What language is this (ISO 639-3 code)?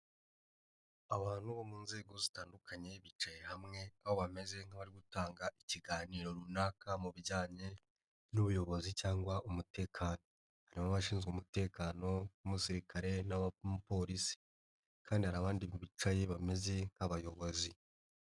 kin